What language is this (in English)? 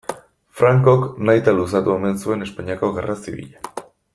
Basque